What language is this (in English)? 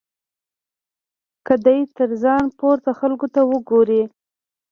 Pashto